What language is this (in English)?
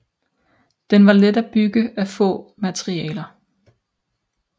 Danish